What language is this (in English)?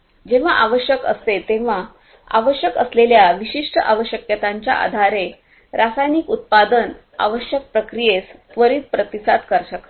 Marathi